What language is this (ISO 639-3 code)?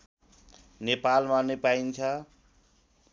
nep